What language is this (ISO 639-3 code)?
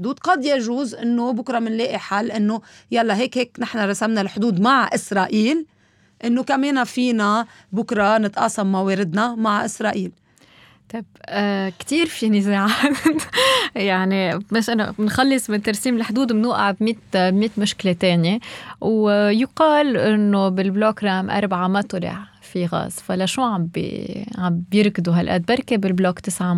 ara